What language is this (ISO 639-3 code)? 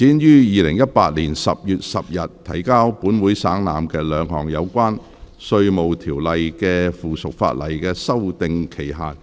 yue